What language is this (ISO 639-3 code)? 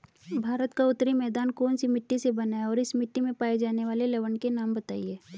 hin